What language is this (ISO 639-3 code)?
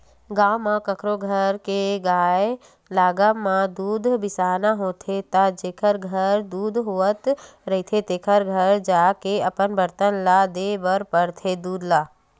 hne